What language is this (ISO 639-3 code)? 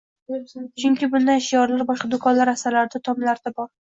uzb